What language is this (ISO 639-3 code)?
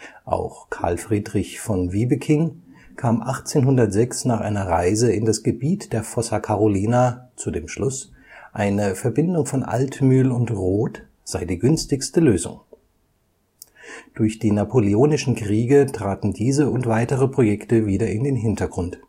deu